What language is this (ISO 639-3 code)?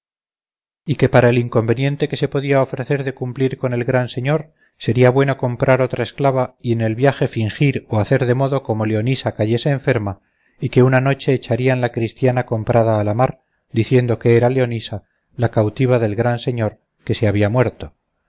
spa